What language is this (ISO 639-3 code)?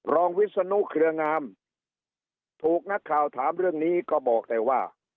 tha